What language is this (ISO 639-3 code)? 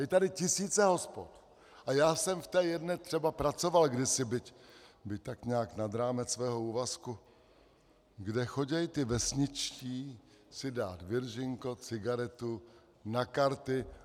ces